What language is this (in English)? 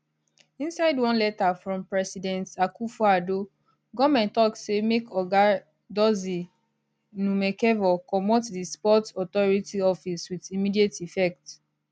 Nigerian Pidgin